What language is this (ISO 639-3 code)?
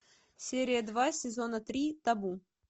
rus